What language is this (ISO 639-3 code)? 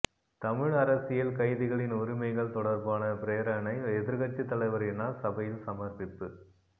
tam